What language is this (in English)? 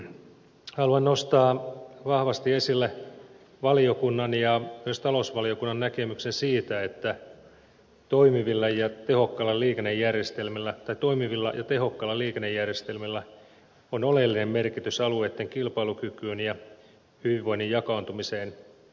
Finnish